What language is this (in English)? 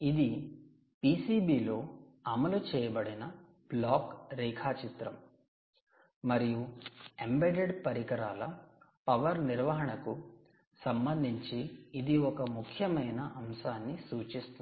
Telugu